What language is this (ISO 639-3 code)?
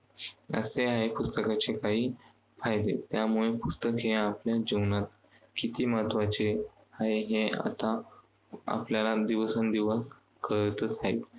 mar